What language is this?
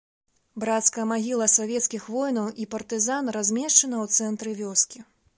Belarusian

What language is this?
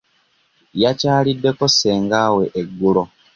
Ganda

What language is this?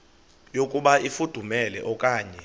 Xhosa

